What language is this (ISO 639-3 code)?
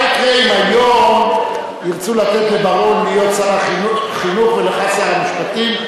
heb